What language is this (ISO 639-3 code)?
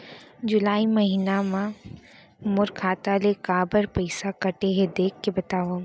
hne